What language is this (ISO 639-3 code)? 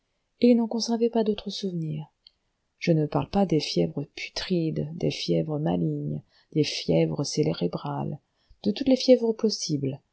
fra